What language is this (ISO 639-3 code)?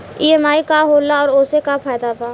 bho